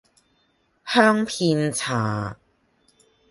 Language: Cantonese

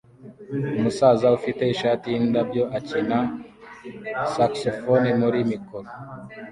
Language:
Kinyarwanda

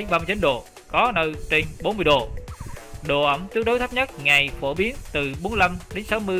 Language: Vietnamese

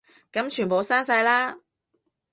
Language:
Cantonese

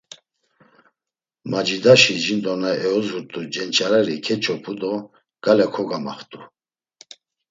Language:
Laz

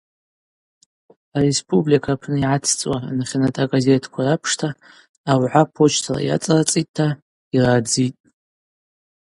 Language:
Abaza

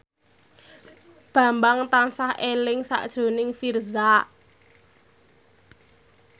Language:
Javanese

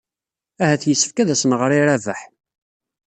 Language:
Kabyle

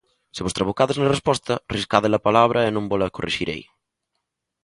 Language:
Galician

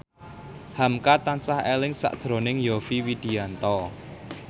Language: Javanese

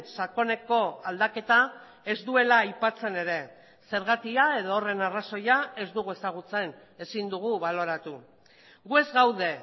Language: Basque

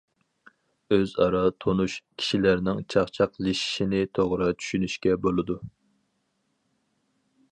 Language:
Uyghur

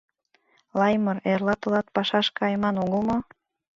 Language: Mari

